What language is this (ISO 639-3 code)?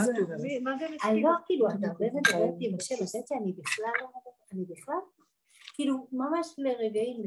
heb